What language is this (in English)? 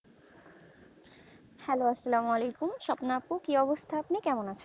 Bangla